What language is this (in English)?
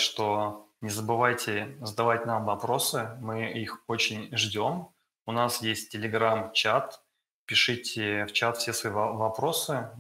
Russian